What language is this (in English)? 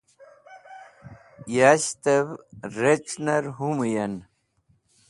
Wakhi